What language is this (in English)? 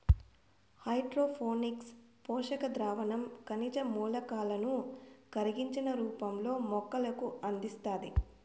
Telugu